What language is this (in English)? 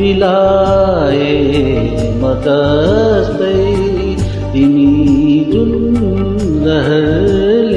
Hindi